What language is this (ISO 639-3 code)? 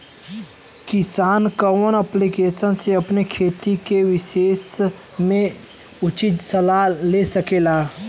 bho